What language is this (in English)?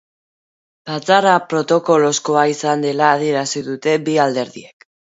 Basque